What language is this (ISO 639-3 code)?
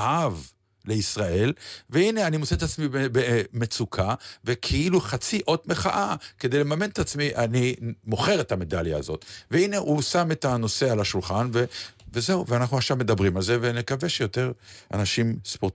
heb